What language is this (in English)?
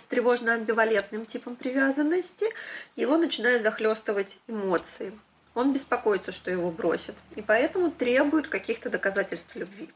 Russian